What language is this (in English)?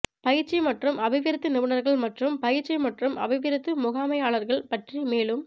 Tamil